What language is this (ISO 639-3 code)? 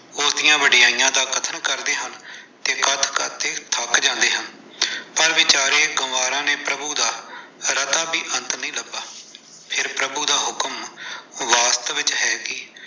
pan